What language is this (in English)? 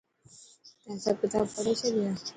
Dhatki